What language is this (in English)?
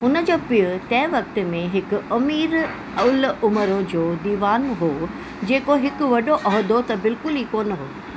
Sindhi